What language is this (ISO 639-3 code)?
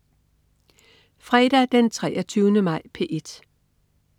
dan